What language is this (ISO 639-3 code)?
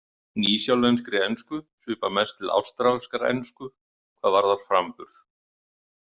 isl